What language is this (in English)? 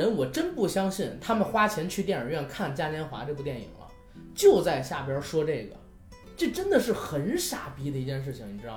Chinese